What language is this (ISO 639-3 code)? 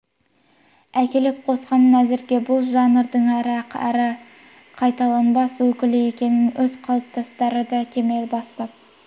kaz